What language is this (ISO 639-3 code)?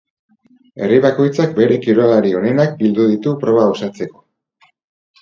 eus